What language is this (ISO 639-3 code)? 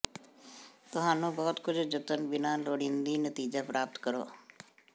pan